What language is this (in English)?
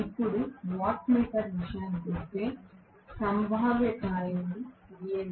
Telugu